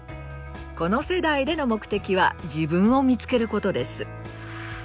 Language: Japanese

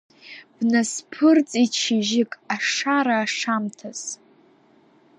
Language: Abkhazian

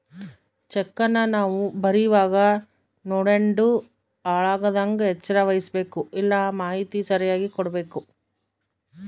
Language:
Kannada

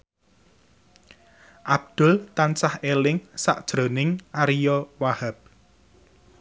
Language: Javanese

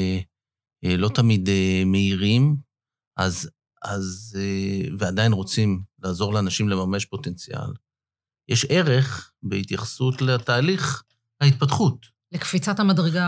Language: Hebrew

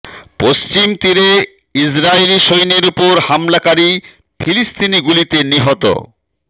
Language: Bangla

